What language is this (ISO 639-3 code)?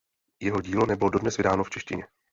ces